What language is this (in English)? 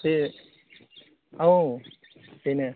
Bodo